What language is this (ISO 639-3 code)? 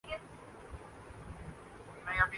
urd